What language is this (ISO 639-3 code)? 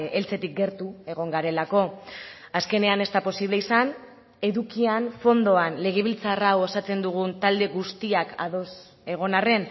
eus